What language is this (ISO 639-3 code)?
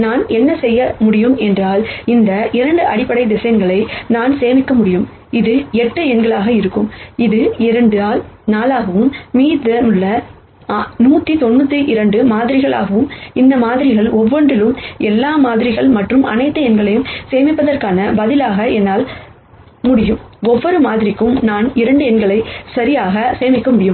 tam